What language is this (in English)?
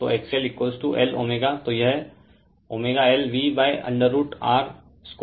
Hindi